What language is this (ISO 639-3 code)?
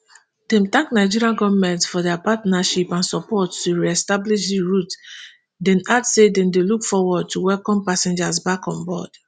pcm